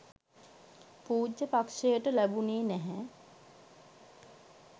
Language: Sinhala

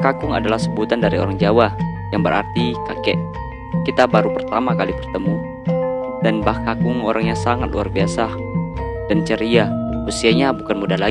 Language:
Indonesian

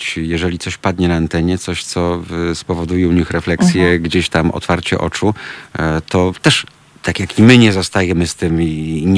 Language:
Polish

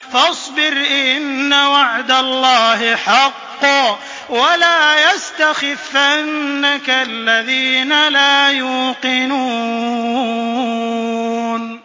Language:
Arabic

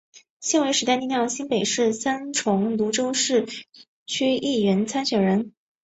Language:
Chinese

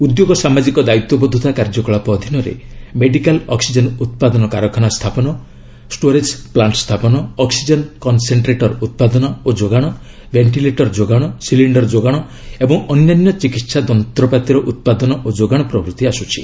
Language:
Odia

